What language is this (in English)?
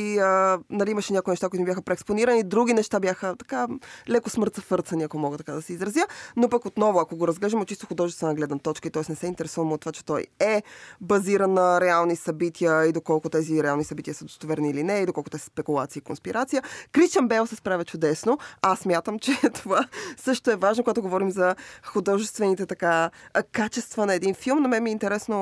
Bulgarian